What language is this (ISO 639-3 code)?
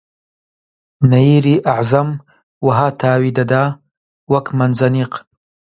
ckb